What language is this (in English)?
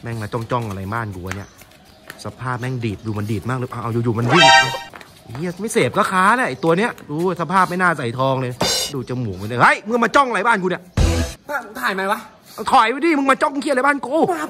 Thai